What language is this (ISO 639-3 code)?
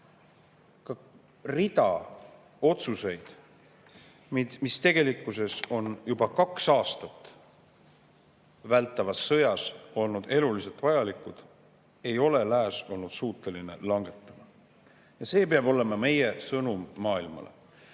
est